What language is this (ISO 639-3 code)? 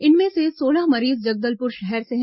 hin